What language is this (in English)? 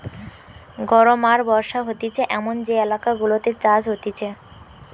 Bangla